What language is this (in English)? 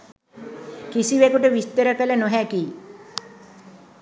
Sinhala